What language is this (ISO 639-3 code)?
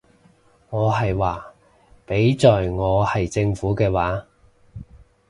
yue